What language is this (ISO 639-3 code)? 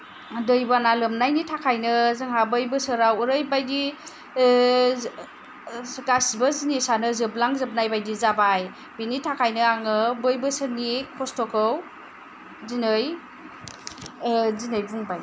brx